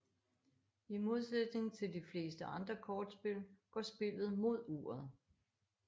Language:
Danish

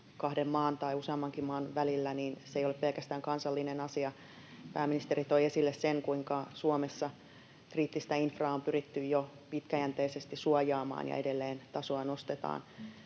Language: Finnish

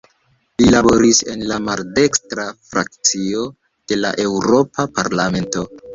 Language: Esperanto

